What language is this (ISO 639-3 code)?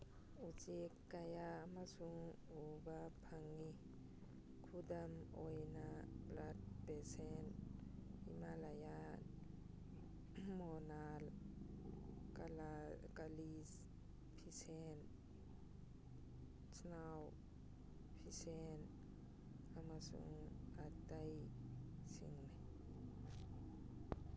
mni